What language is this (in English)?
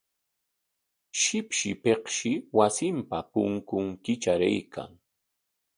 Corongo Ancash Quechua